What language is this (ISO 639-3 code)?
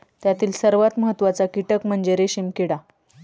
mar